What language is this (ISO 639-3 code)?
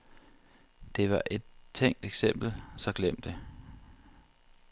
dan